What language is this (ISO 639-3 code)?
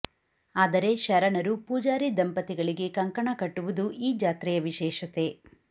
kan